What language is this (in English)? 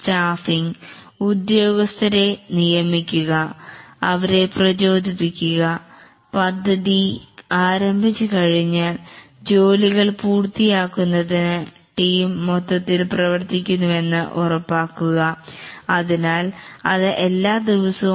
Malayalam